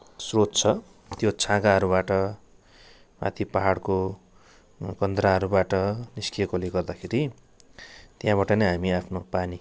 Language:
Nepali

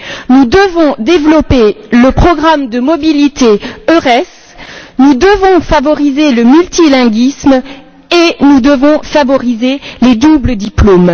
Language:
French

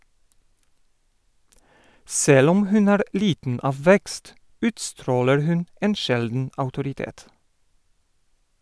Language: Norwegian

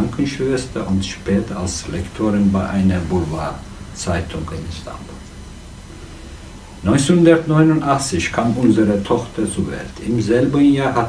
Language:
German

